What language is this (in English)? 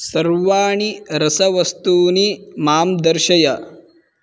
Sanskrit